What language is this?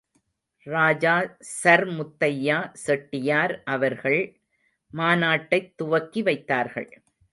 Tamil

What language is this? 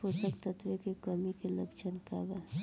Bhojpuri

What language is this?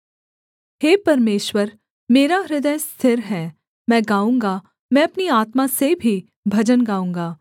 Hindi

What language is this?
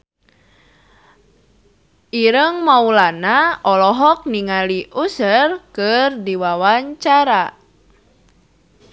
Sundanese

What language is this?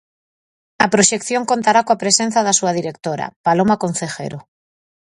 Galician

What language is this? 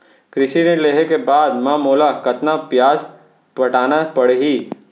Chhattisgarhi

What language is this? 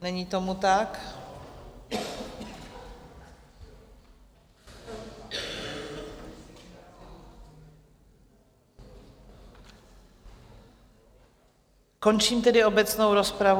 Czech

